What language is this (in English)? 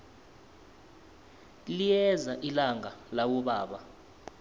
South Ndebele